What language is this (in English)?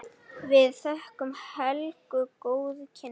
Icelandic